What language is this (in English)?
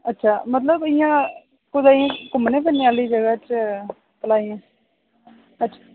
Dogri